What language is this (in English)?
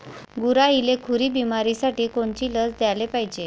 Marathi